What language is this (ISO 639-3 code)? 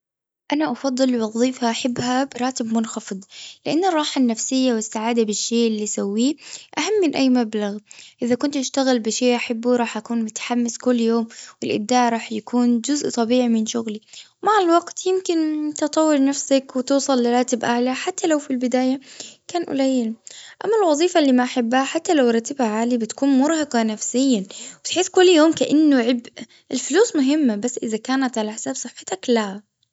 afb